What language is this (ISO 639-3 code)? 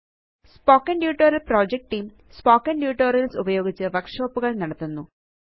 mal